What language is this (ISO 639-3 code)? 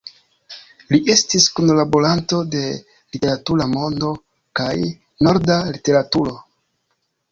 epo